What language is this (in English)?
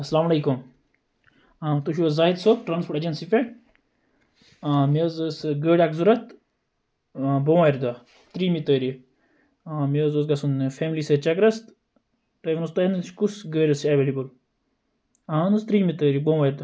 Kashmiri